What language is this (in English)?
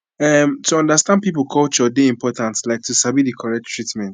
Nigerian Pidgin